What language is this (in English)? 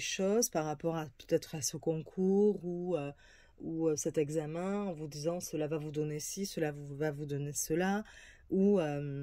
French